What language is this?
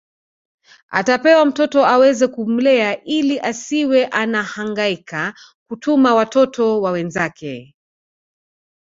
Swahili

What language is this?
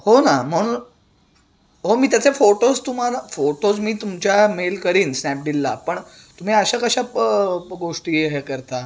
Marathi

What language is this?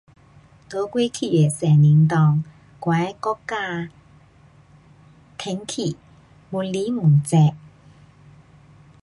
Pu-Xian Chinese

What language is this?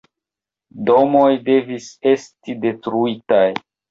Esperanto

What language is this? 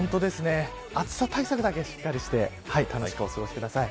Japanese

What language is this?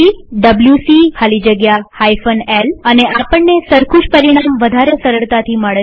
Gujarati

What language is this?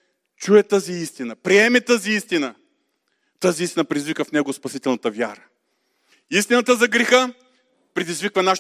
Bulgarian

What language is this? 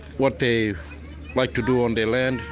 English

